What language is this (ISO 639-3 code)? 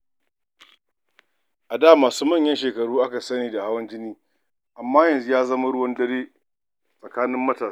hau